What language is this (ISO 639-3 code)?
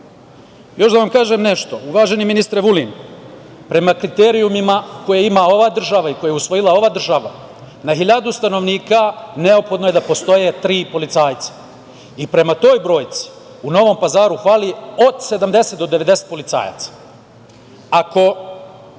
srp